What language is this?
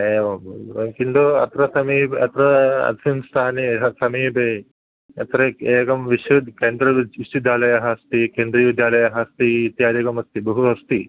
Sanskrit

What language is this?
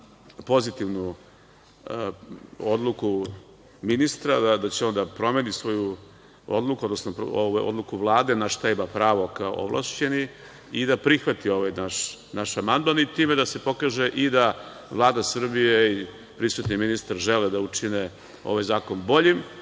Serbian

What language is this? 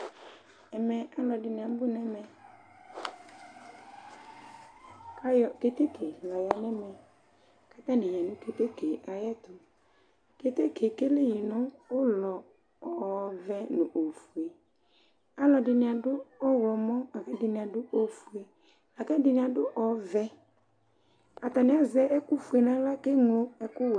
Ikposo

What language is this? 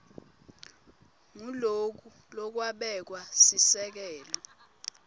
Swati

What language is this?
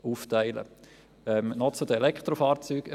Swiss German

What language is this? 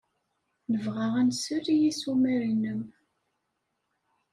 Kabyle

